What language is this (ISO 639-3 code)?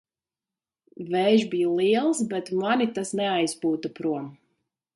lav